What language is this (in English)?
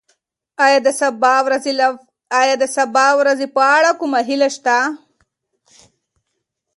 Pashto